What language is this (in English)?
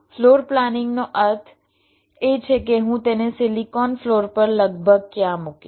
Gujarati